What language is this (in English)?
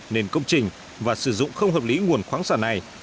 Vietnamese